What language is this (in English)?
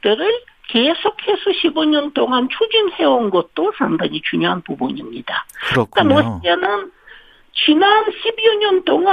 Korean